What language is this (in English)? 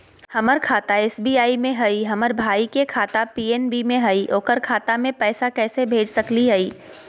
Magahi